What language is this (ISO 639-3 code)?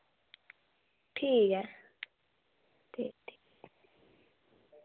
doi